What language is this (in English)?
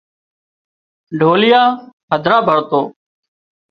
Wadiyara Koli